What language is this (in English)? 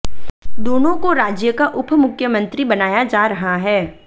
Hindi